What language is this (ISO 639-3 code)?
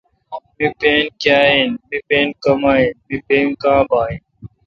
xka